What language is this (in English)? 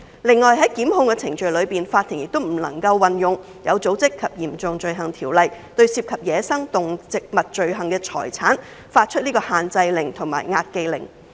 Cantonese